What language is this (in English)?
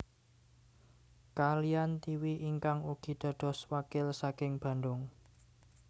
Javanese